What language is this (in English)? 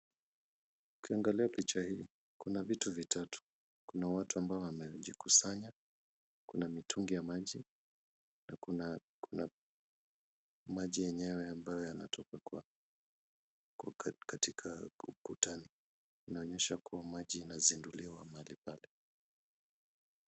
Swahili